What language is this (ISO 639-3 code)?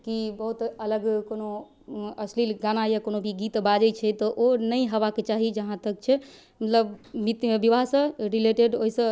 mai